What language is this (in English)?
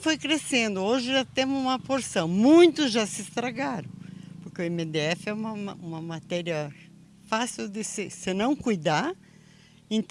Portuguese